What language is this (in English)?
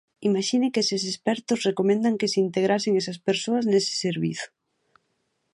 Galician